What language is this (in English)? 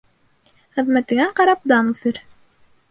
Bashkir